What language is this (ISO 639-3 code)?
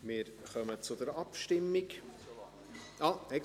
gsw